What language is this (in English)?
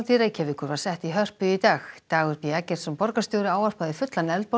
Icelandic